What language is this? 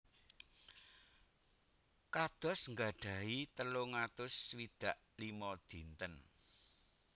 Javanese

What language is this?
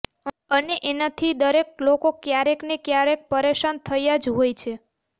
Gujarati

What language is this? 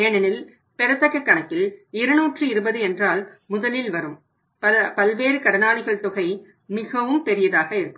Tamil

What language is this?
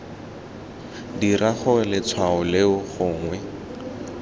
Tswana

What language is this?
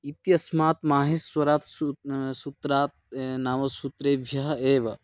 Sanskrit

